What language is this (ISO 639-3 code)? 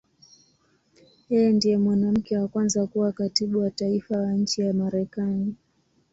swa